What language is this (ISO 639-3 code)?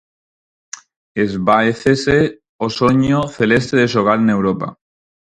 glg